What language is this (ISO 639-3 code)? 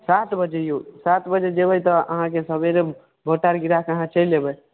mai